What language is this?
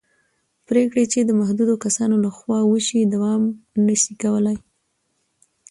Pashto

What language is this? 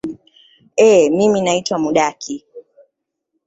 Swahili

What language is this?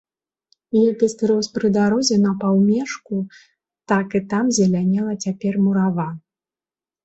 Belarusian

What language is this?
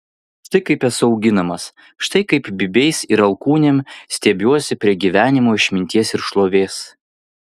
Lithuanian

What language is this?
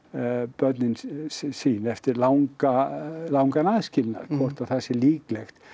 Icelandic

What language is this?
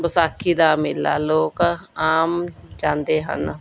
Punjabi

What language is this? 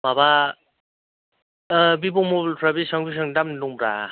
Bodo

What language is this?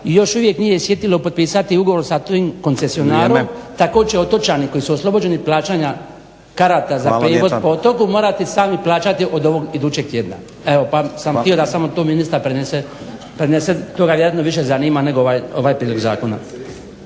Croatian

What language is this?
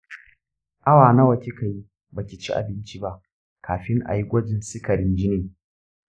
Hausa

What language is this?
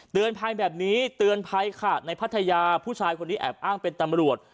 Thai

